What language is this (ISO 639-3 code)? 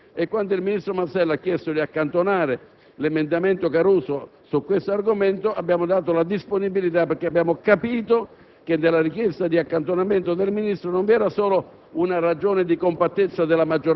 ita